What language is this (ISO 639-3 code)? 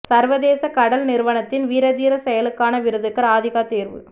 tam